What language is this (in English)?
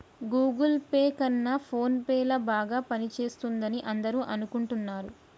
Telugu